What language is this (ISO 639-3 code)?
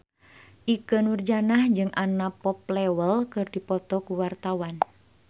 sun